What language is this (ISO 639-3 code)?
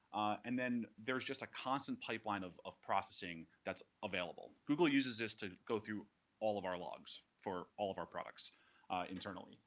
eng